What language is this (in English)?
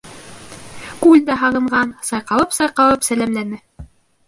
Bashkir